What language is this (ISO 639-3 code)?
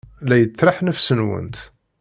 kab